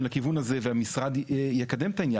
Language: Hebrew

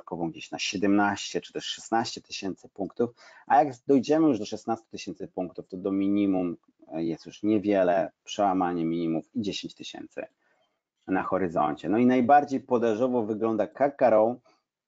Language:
Polish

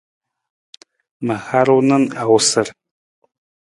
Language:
Nawdm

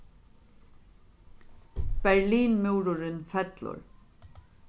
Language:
Faroese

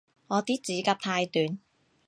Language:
Cantonese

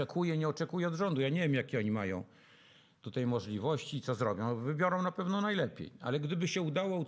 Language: Polish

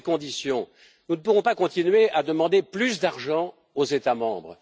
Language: French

